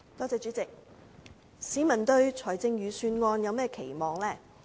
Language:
Cantonese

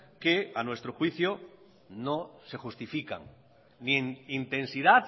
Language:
Spanish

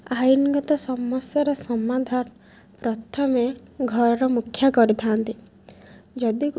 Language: Odia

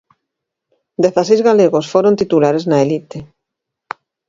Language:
Galician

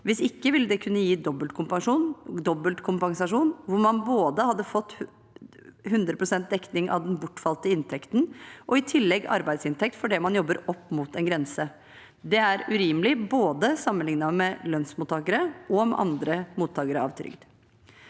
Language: Norwegian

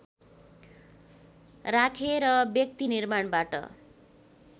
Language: Nepali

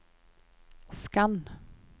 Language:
Norwegian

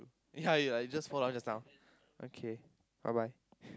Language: English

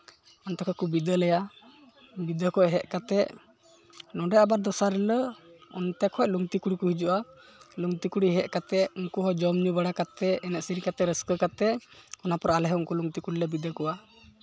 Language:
Santali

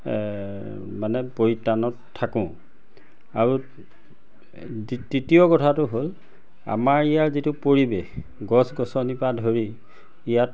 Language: Assamese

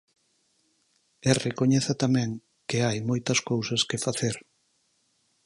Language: Galician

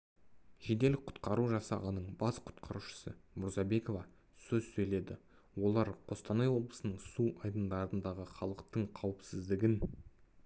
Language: Kazakh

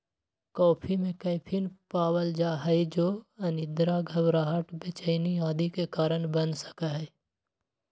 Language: Magahi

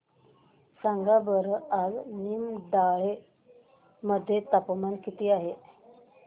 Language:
Marathi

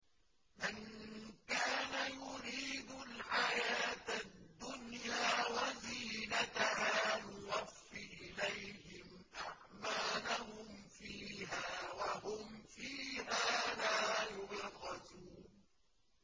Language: Arabic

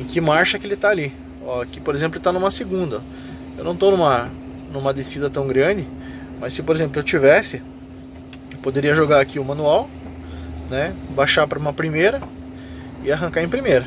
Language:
Portuguese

